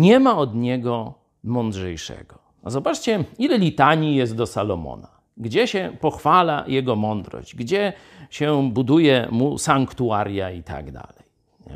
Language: Polish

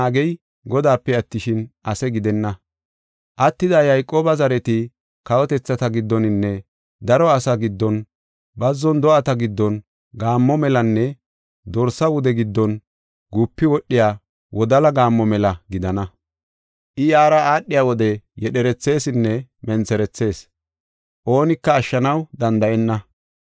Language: Gofa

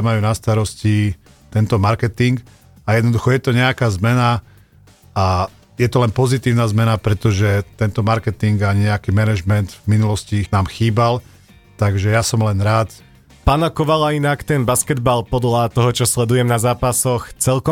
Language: Slovak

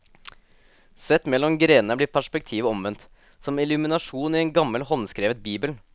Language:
Norwegian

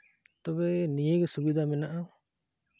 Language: Santali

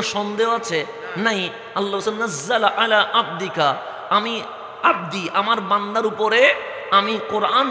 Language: Bangla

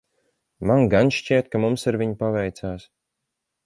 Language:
Latvian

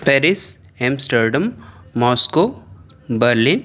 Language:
Urdu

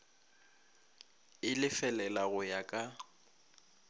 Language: Northern Sotho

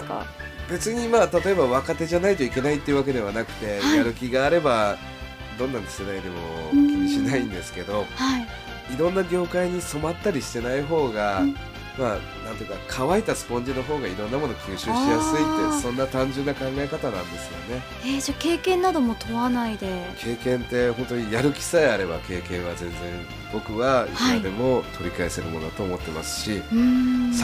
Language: Japanese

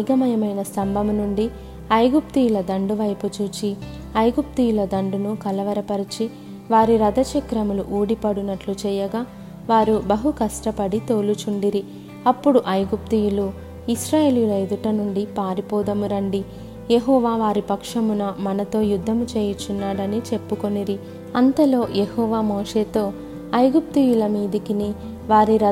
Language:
Telugu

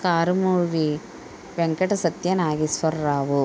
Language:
Telugu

